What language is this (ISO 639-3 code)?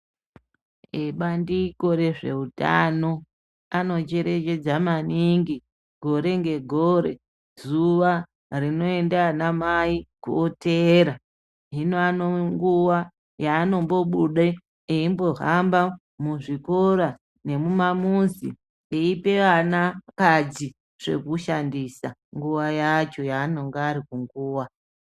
ndc